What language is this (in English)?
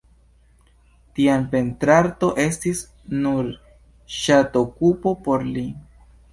Esperanto